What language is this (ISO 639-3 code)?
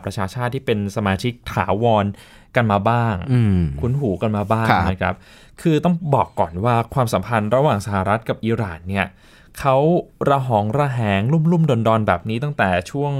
tha